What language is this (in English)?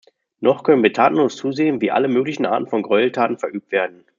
German